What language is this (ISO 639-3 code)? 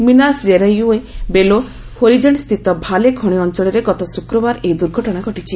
ori